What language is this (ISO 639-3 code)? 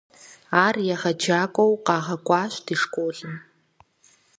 kbd